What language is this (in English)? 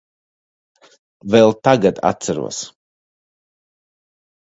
Latvian